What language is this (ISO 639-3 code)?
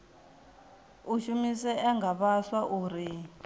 ven